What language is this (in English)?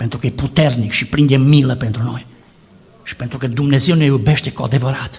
Romanian